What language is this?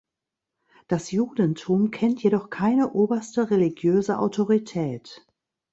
German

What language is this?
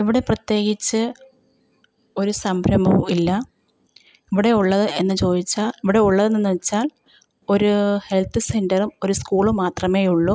Malayalam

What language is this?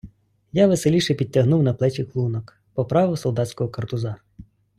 Ukrainian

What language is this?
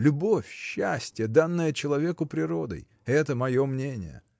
Russian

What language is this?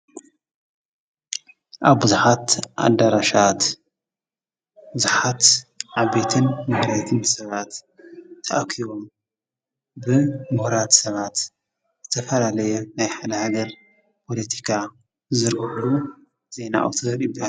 Tigrinya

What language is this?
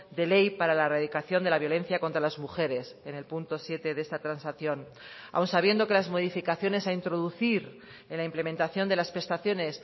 Spanish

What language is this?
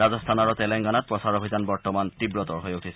Assamese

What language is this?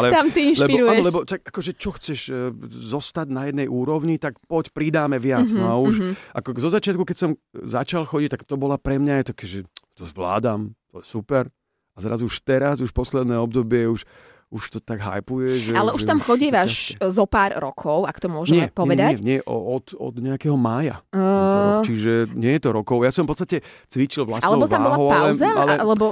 Slovak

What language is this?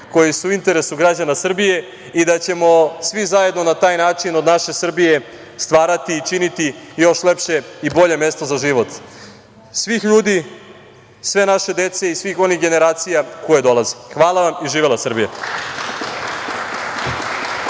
Serbian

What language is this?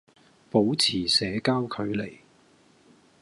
Cantonese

